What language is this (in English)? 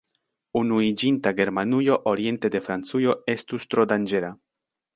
Esperanto